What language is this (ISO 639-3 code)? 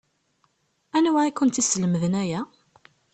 kab